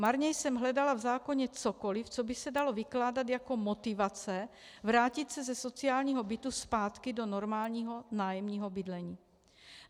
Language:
Czech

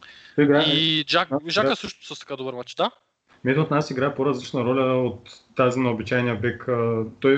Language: Bulgarian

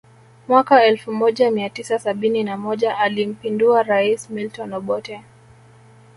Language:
Swahili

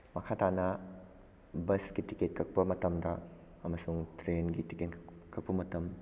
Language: Manipuri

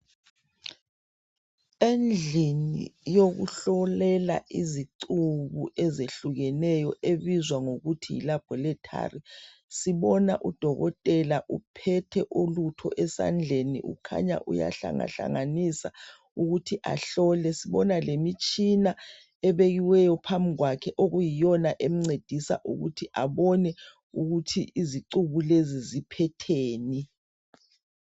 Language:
North Ndebele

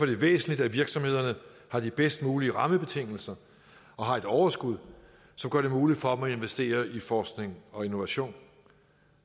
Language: Danish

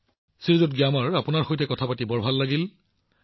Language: Assamese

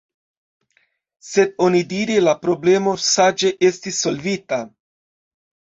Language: Esperanto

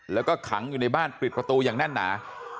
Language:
Thai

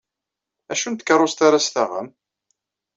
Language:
Kabyle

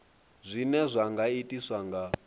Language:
Venda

